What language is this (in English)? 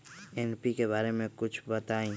Magahi